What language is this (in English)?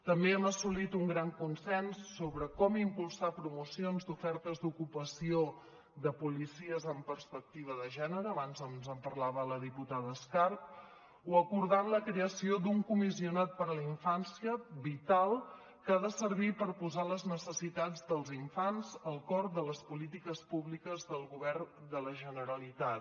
Catalan